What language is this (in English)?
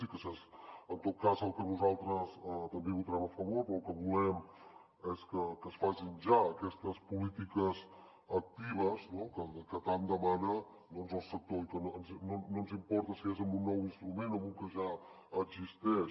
Catalan